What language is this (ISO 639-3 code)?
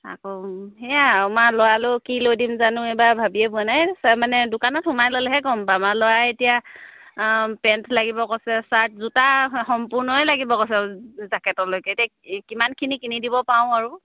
asm